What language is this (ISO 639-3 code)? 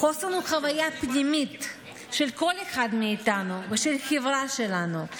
heb